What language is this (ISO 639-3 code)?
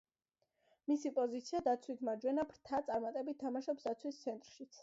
kat